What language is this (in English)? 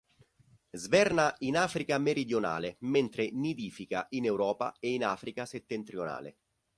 Italian